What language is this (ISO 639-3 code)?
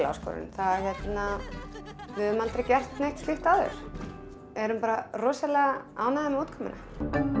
isl